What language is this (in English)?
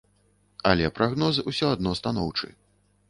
Belarusian